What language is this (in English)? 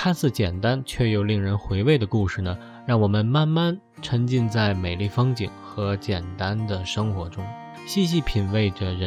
Chinese